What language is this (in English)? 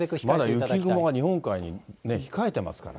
Japanese